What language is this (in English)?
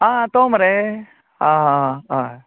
Konkani